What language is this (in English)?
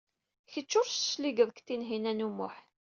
Kabyle